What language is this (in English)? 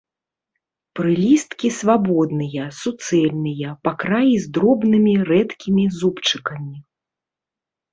Belarusian